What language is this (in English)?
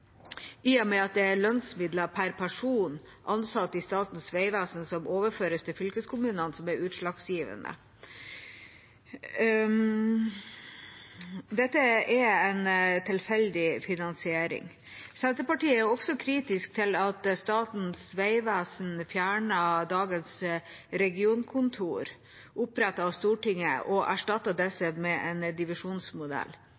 Norwegian Bokmål